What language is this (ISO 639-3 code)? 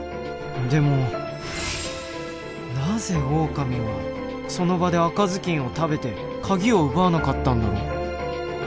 jpn